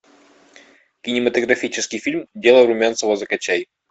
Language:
Russian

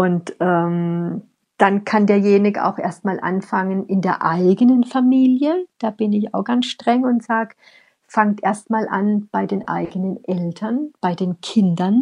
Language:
German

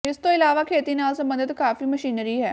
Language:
Punjabi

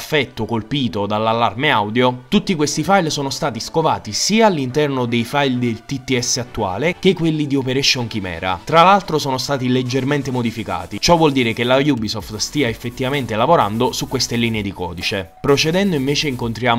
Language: Italian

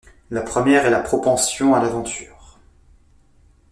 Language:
French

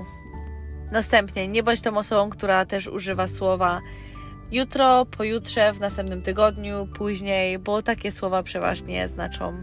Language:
Polish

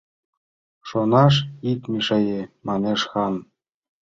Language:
Mari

